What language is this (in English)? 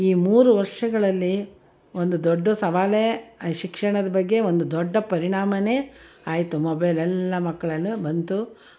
Kannada